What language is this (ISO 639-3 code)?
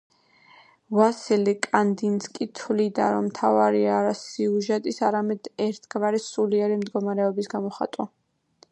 kat